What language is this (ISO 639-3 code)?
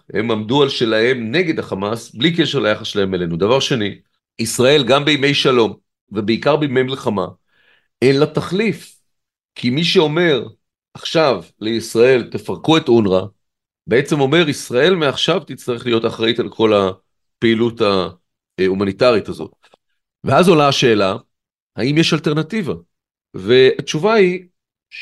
heb